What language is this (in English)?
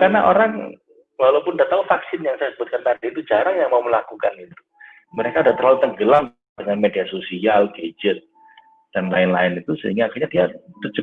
Indonesian